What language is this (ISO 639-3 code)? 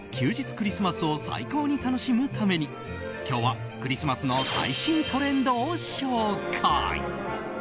jpn